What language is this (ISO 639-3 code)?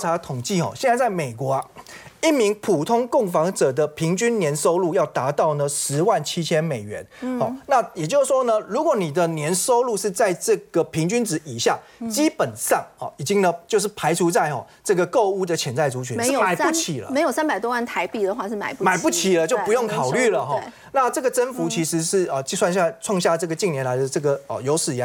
zho